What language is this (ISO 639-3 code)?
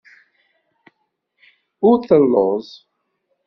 kab